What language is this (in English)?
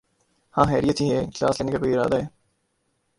Urdu